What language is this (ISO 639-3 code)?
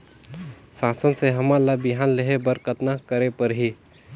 hne